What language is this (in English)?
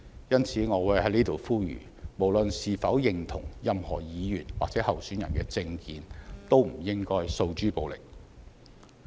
Cantonese